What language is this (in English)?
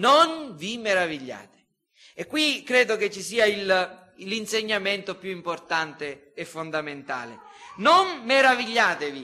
Italian